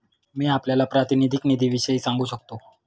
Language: Marathi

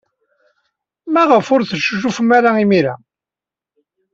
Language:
Kabyle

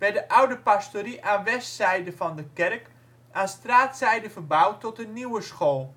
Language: Dutch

